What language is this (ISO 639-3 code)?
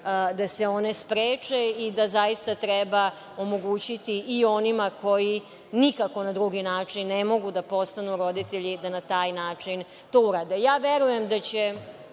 srp